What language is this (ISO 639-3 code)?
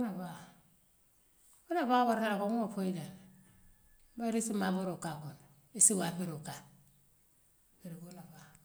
mlq